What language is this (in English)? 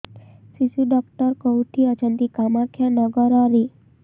Odia